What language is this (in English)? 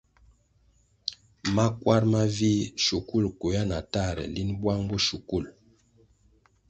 Kwasio